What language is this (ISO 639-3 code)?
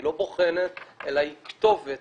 heb